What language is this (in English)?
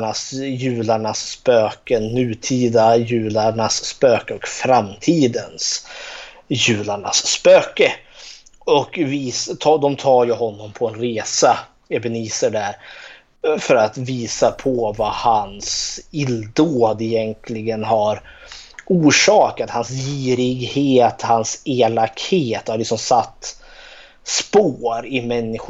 Swedish